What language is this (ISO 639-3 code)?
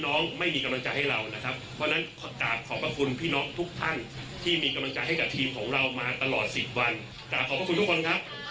tha